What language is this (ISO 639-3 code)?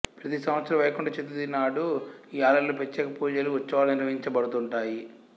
tel